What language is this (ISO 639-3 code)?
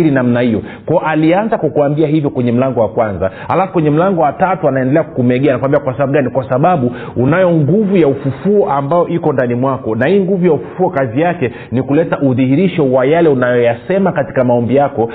swa